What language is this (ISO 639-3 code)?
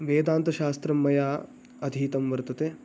san